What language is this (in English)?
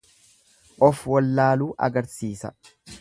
Oromo